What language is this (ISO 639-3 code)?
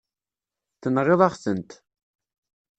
kab